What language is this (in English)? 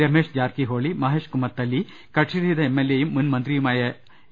Malayalam